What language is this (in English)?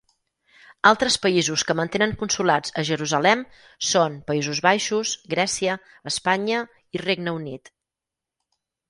Catalan